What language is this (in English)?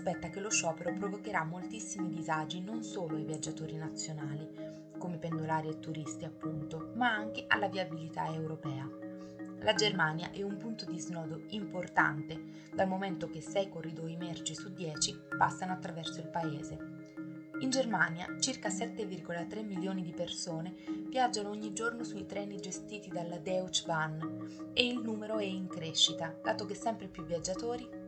Italian